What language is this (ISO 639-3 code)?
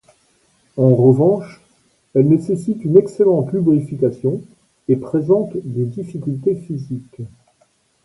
fra